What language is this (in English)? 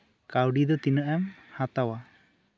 Santali